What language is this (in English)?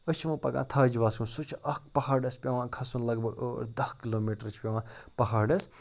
Kashmiri